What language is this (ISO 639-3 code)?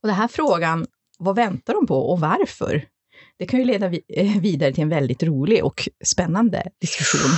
swe